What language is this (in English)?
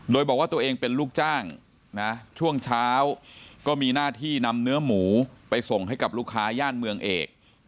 Thai